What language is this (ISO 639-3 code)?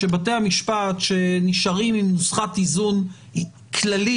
heb